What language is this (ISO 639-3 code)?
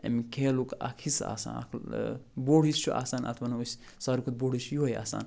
kas